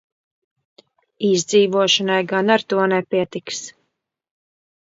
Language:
Latvian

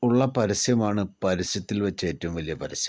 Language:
Malayalam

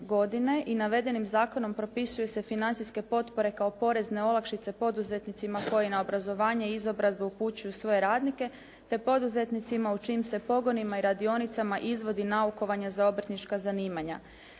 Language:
Croatian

